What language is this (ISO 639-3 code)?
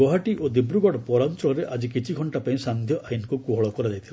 ori